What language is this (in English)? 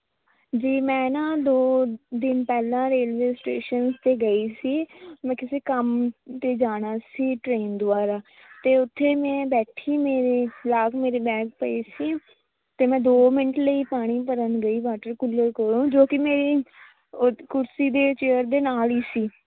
Punjabi